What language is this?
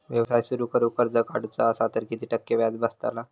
Marathi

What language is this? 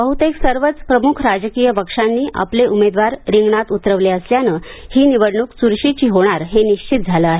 Marathi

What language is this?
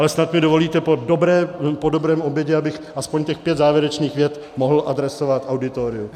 Czech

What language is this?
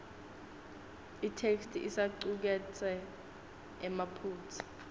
Swati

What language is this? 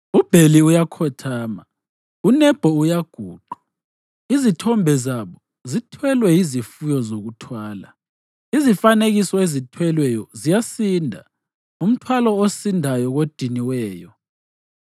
North Ndebele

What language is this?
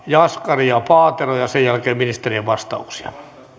Finnish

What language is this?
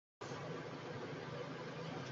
Bangla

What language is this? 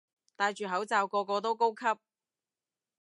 Cantonese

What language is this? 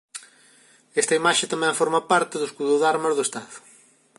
Galician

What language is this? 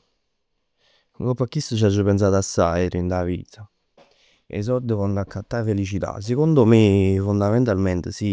Neapolitan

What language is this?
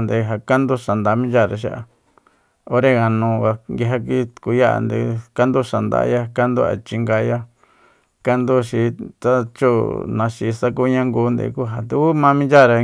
Soyaltepec Mazatec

